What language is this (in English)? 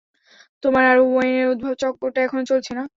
Bangla